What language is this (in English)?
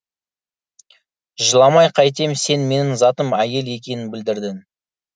Kazakh